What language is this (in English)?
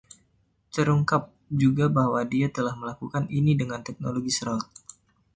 Indonesian